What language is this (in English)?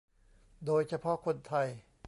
Thai